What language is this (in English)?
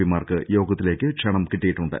Malayalam